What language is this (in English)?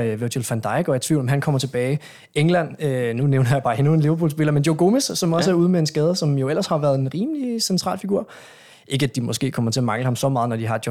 Danish